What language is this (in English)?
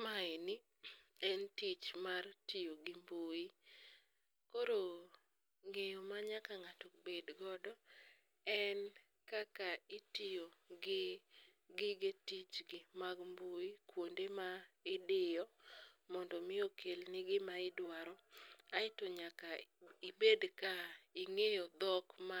Luo (Kenya and Tanzania)